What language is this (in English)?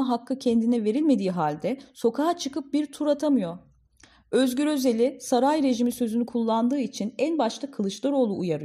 Turkish